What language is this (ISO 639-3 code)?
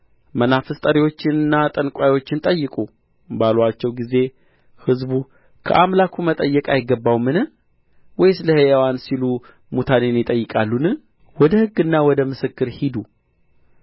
amh